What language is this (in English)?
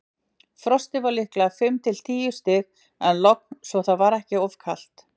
Icelandic